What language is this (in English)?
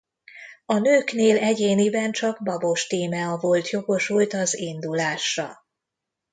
Hungarian